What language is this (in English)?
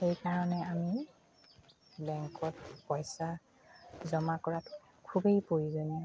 Assamese